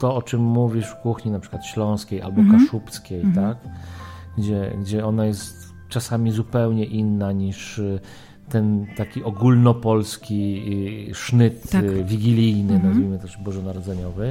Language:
Polish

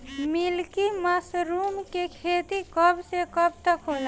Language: Bhojpuri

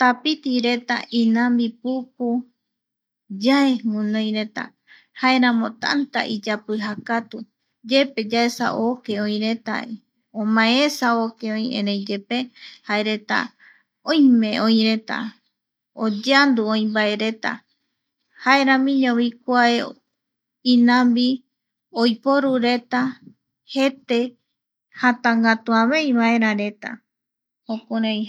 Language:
Eastern Bolivian Guaraní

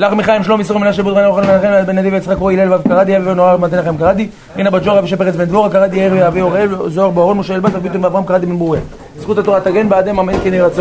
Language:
Hebrew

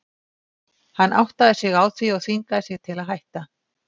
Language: Icelandic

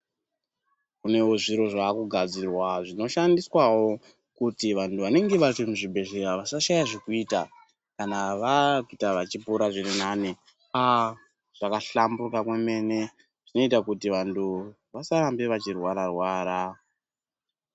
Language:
Ndau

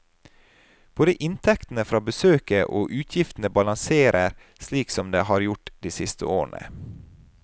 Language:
Norwegian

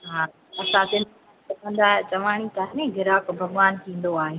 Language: Sindhi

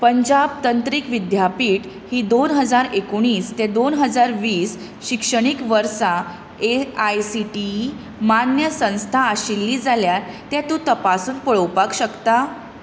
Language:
Konkani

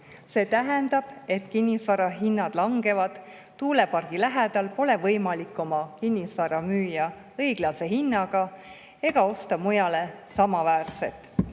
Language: Estonian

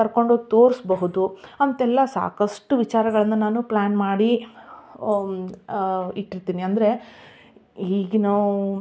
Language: Kannada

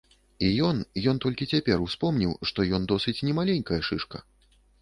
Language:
Belarusian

